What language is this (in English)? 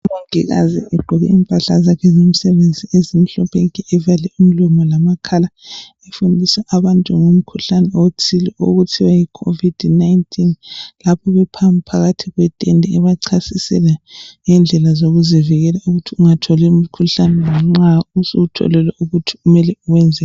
North Ndebele